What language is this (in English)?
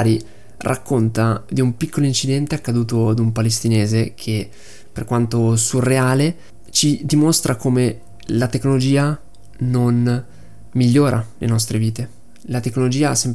Italian